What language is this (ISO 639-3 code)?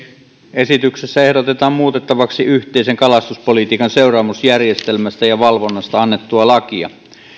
fin